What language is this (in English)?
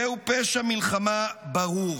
Hebrew